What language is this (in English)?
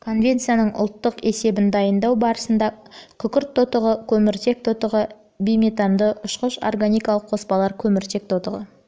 Kazakh